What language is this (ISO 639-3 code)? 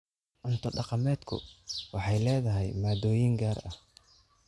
som